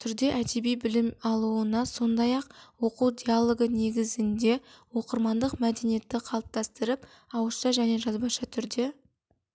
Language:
Kazakh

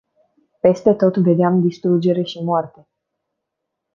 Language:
Romanian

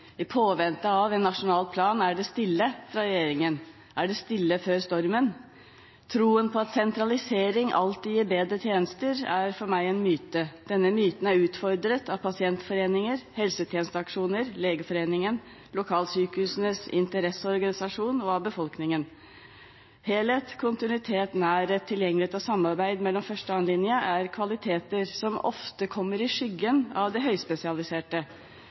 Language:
Norwegian Bokmål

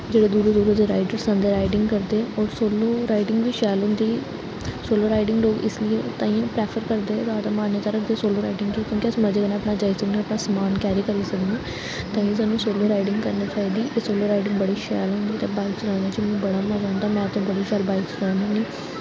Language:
Dogri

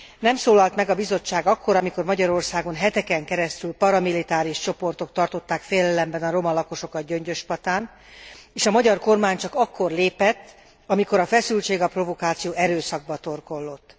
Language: Hungarian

